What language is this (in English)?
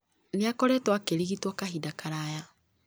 Kikuyu